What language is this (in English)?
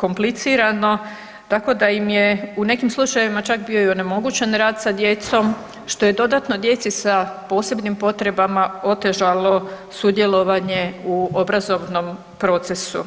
Croatian